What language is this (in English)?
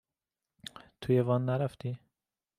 Persian